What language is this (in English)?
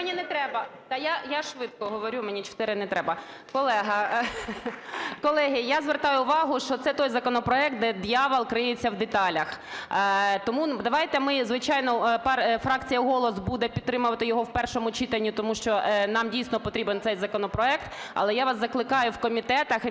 Ukrainian